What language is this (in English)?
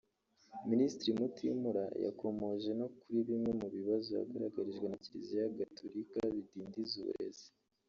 Kinyarwanda